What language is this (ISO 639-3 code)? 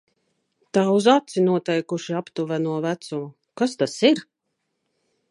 lav